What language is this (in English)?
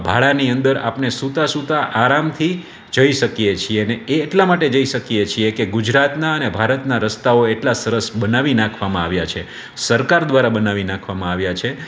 Gujarati